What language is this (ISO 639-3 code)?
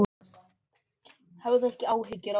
isl